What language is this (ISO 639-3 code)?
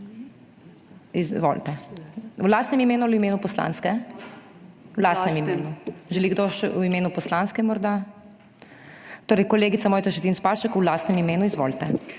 slv